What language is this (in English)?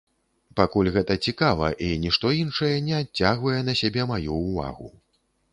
Belarusian